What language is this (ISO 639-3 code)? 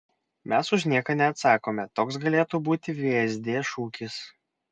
lit